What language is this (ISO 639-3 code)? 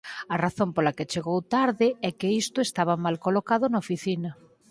glg